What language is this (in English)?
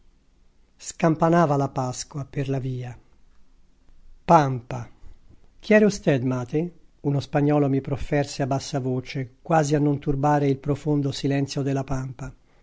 Italian